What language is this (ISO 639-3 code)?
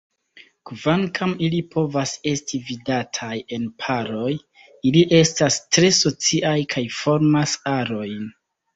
epo